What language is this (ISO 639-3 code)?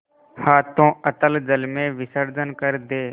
hin